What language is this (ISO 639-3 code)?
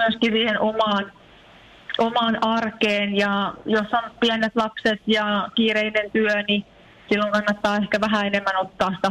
fin